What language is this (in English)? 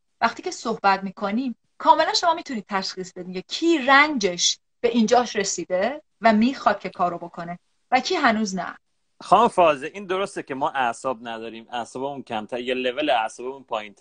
Persian